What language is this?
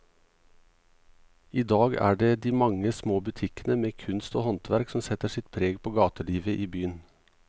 Norwegian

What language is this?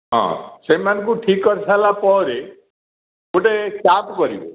Odia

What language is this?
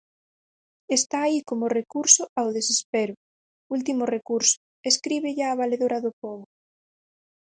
Galician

